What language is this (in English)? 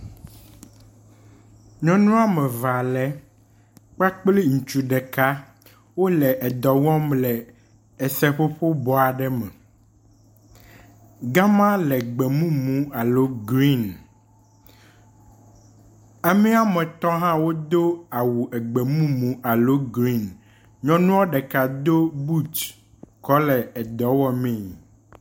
Ewe